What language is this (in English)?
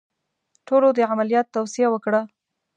Pashto